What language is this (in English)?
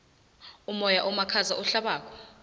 South Ndebele